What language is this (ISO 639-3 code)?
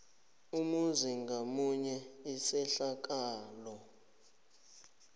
nbl